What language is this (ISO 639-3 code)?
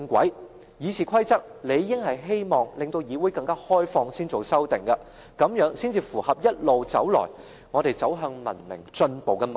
yue